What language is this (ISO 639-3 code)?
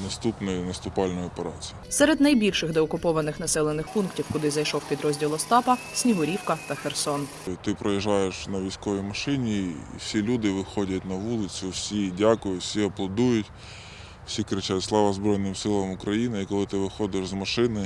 ukr